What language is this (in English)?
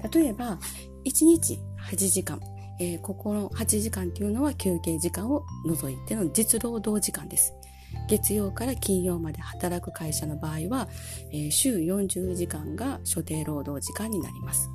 Japanese